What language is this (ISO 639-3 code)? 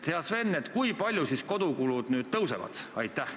est